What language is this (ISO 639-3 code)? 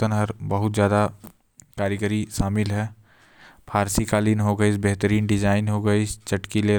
kfp